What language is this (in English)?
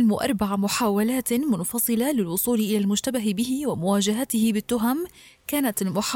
Arabic